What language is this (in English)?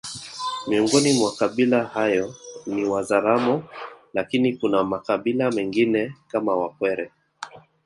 Swahili